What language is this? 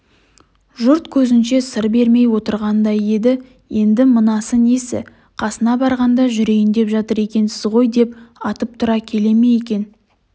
Kazakh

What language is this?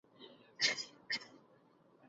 Swedish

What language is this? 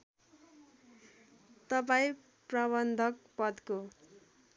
Nepali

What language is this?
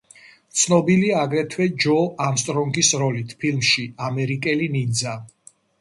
Georgian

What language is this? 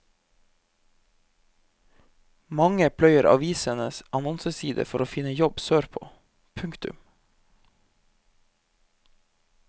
Norwegian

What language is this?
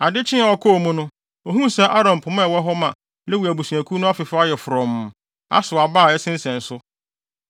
Akan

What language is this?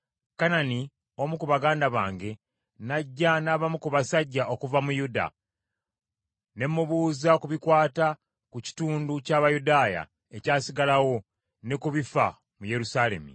Ganda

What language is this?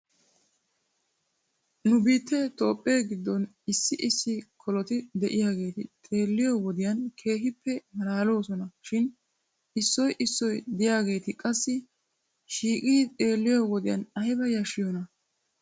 Wolaytta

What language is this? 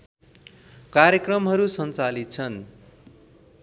Nepali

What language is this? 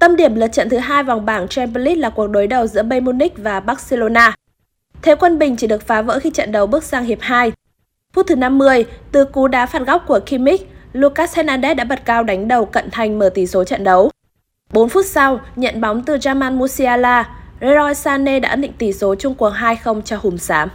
Vietnamese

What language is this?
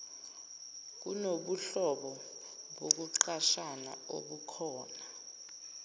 Zulu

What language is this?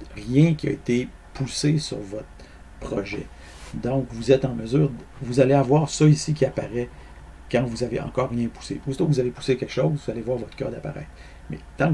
French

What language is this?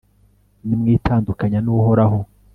Kinyarwanda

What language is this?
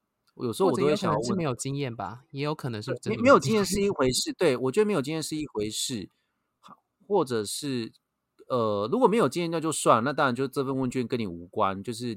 Chinese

